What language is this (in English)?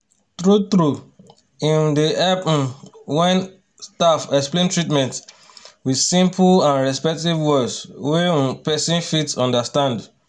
Nigerian Pidgin